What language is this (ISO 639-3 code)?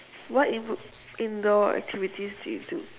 eng